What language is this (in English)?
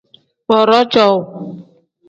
Tem